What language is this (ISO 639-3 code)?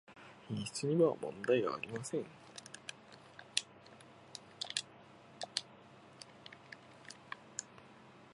jpn